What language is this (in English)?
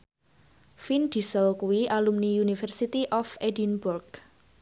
Javanese